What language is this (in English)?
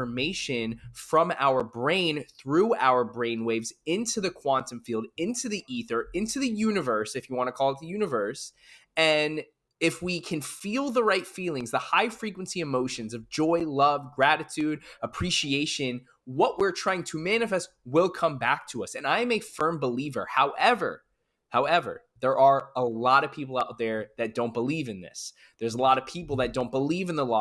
English